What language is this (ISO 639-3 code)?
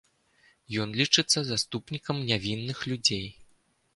bel